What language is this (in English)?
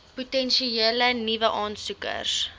Afrikaans